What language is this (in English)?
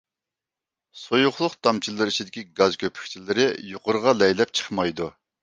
Uyghur